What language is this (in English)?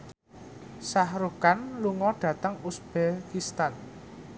Javanese